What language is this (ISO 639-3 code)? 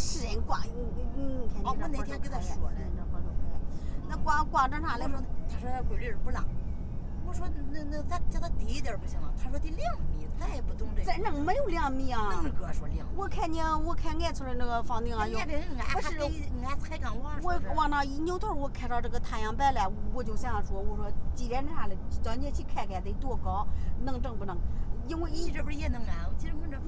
zho